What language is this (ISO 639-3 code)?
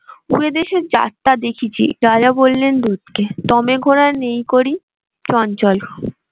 ben